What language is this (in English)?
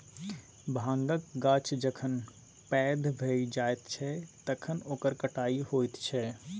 Maithili